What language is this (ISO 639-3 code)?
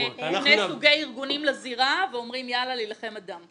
heb